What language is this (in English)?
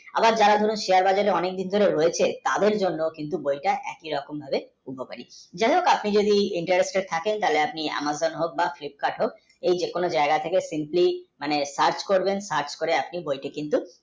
Bangla